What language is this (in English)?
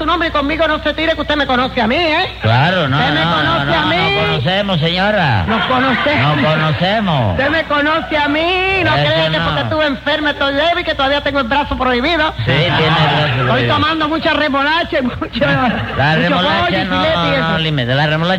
Spanish